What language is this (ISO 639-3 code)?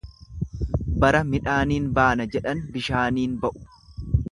orm